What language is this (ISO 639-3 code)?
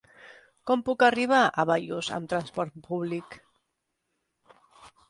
cat